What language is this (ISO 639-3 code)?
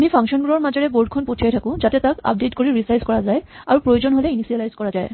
asm